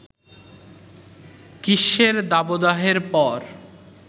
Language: Bangla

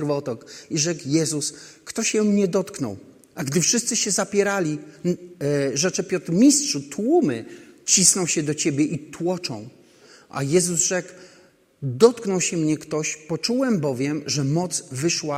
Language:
Polish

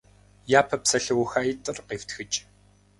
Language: Kabardian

